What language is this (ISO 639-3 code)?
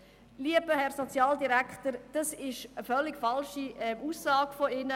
gsw